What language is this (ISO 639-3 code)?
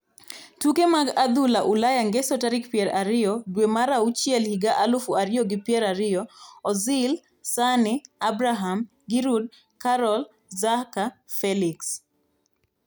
luo